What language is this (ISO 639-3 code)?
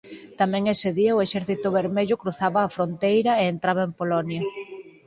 glg